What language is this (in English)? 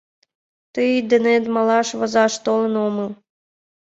Mari